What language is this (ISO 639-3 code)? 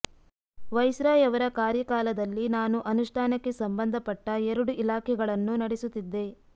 kan